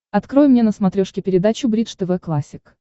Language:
Russian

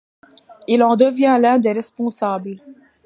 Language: French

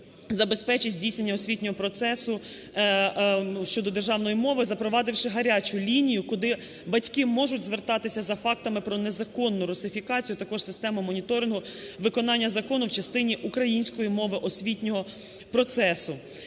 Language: Ukrainian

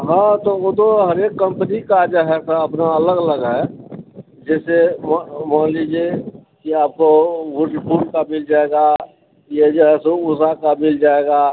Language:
Maithili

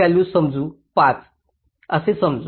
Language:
Marathi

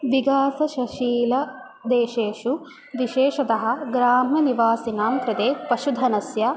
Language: Sanskrit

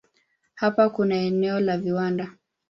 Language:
Swahili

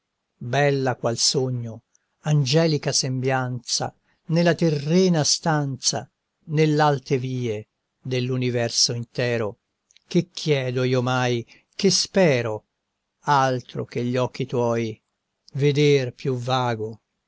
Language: Italian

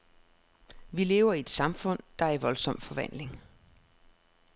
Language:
Danish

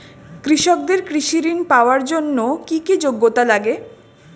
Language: Bangla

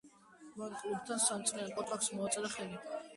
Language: Georgian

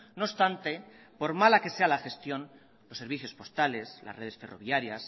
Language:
Spanish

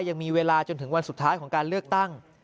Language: Thai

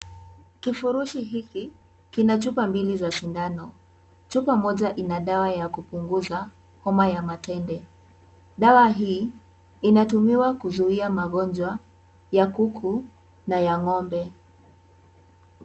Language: Swahili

